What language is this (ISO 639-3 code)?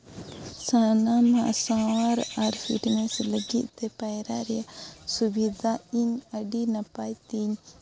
sat